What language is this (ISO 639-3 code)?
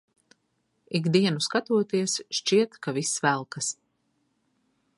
lav